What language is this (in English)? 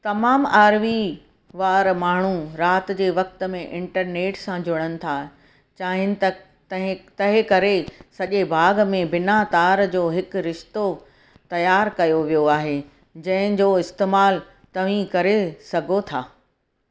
Sindhi